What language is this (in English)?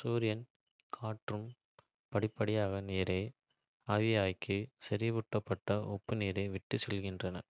Kota (India)